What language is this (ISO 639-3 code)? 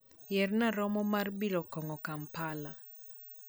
luo